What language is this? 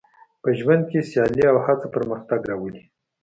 Pashto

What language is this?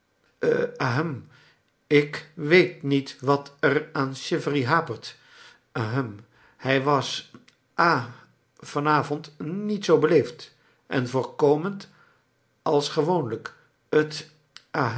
Dutch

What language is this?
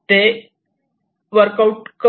Marathi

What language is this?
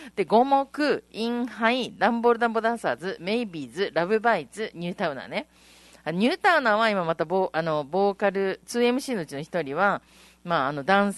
Japanese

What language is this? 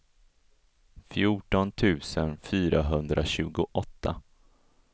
Swedish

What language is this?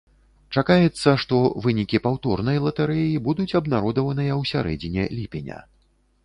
Belarusian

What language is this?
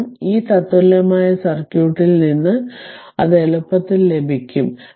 Malayalam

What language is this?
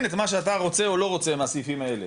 Hebrew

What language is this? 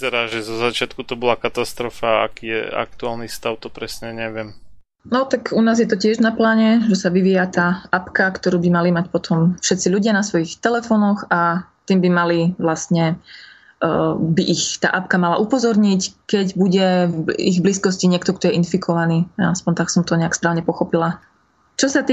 Slovak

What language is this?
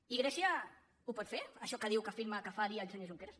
Catalan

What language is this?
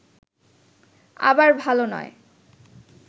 Bangla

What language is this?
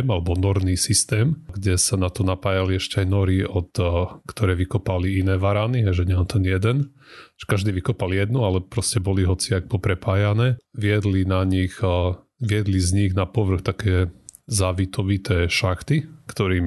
Slovak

